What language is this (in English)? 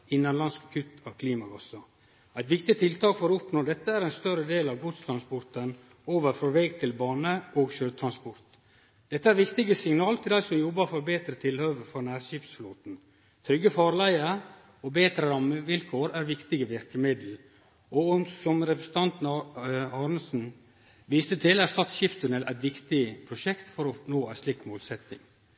Norwegian Nynorsk